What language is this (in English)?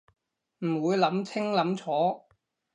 Cantonese